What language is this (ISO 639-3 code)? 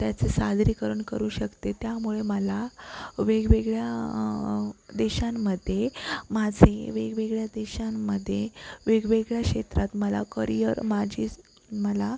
mar